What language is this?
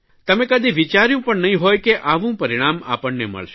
Gujarati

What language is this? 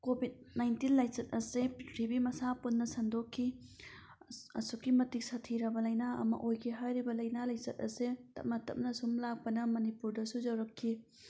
Manipuri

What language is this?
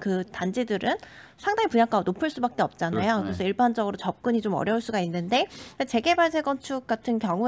Korean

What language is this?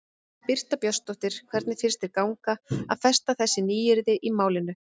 Icelandic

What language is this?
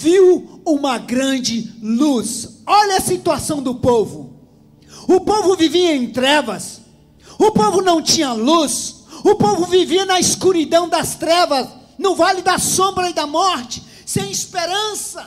Portuguese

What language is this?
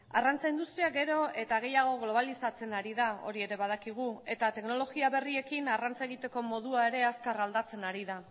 Basque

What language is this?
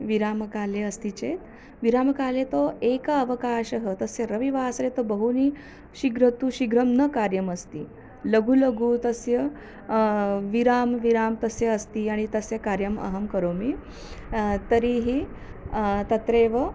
Sanskrit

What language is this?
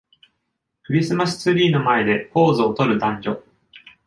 Japanese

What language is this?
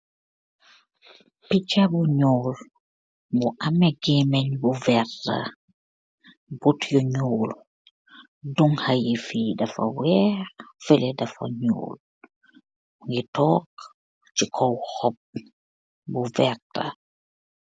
Wolof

